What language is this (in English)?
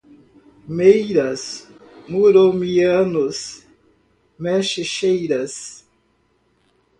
Portuguese